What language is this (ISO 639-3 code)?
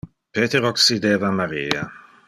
ina